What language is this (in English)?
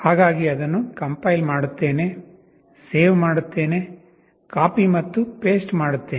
Kannada